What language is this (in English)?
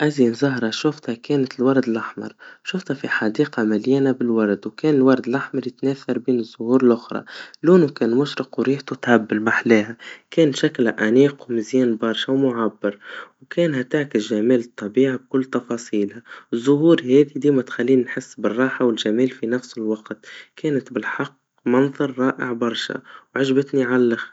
Tunisian Arabic